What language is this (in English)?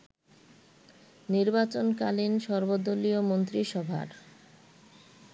Bangla